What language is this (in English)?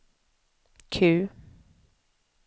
Swedish